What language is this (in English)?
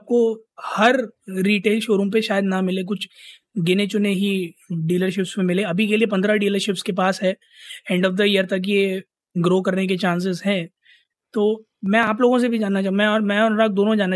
Hindi